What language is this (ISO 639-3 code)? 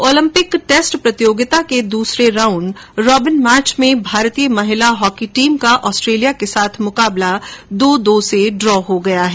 hin